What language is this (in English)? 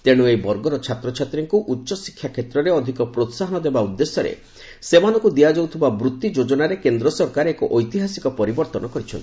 Odia